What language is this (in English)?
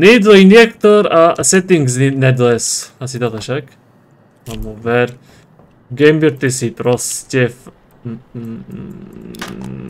Polish